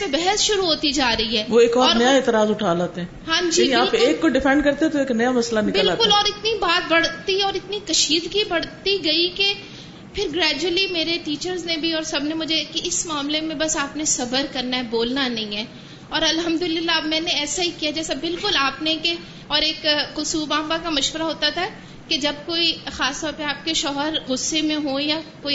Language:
Urdu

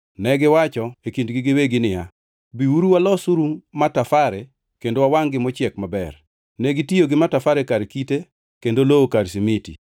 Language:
Luo (Kenya and Tanzania)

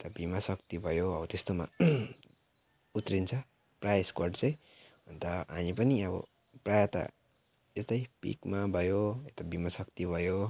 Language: Nepali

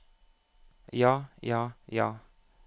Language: Norwegian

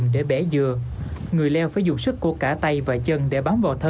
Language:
Vietnamese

